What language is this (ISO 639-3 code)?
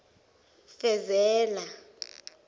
zul